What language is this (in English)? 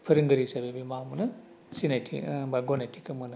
Bodo